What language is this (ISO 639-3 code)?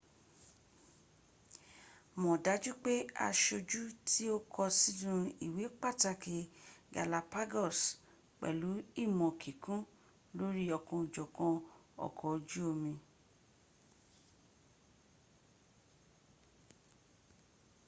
yor